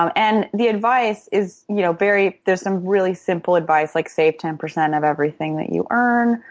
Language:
English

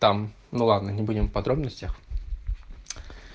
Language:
Russian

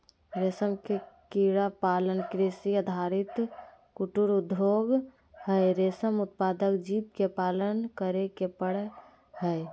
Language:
Magahi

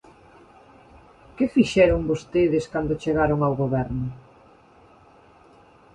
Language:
Galician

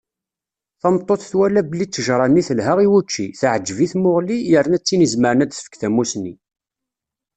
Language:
Kabyle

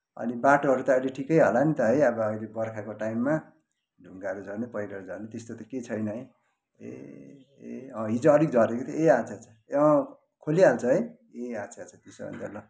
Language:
Nepali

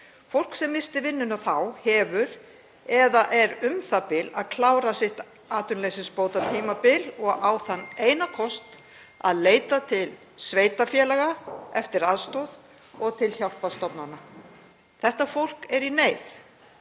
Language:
Icelandic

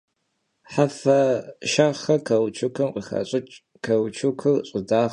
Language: Kabardian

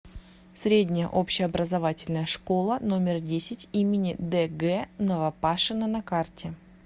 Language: Russian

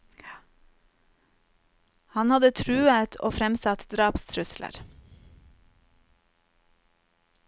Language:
Norwegian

